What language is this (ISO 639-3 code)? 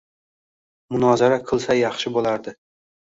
uzb